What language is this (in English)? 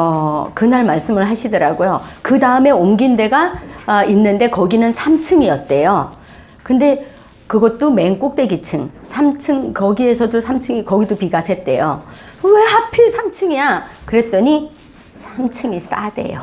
Korean